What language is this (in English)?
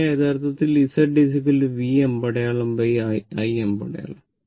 Malayalam